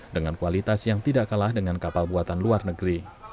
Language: Indonesian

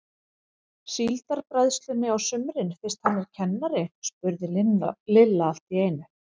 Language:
Icelandic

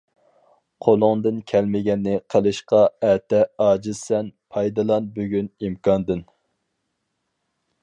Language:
Uyghur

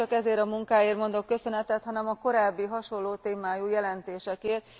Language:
Hungarian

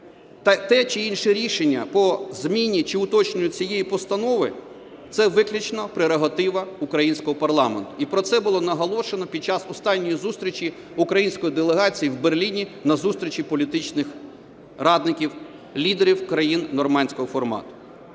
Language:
Ukrainian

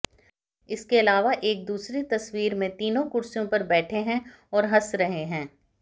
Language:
Hindi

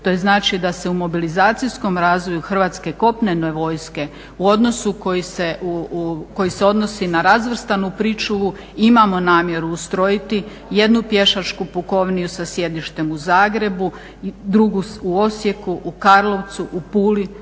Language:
Croatian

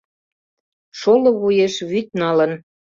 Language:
Mari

